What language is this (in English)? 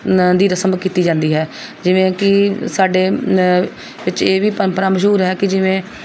Punjabi